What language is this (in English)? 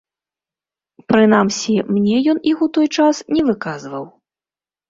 Belarusian